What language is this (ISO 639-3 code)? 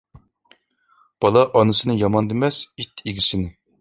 uig